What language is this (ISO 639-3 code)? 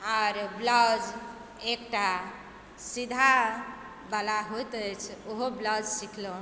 mai